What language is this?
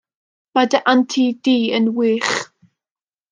Welsh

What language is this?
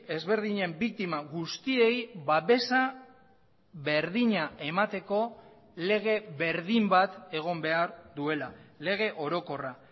Basque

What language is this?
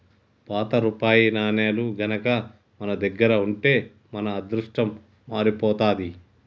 Telugu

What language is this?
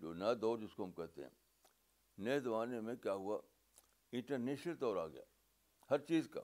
Urdu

